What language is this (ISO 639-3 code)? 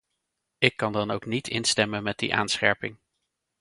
nld